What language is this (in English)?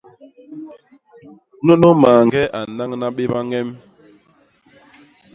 Basaa